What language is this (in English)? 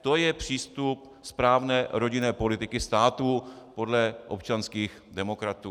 Czech